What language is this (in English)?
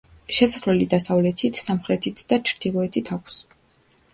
Georgian